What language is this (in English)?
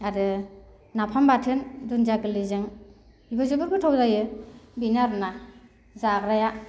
Bodo